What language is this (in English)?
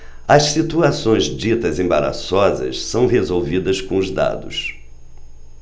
Portuguese